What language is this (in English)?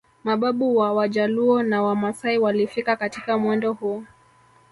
Swahili